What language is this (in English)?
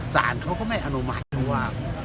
Thai